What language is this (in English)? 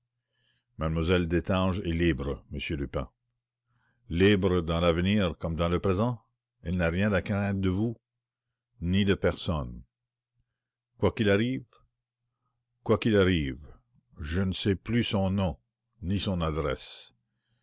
French